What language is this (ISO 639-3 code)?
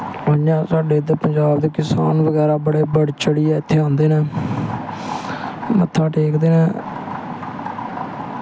doi